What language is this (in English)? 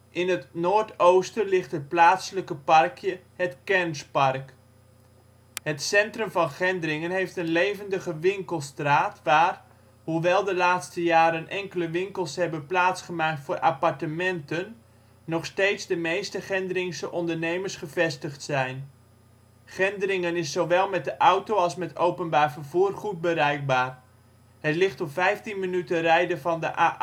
Dutch